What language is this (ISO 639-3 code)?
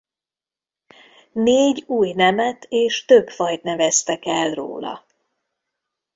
hun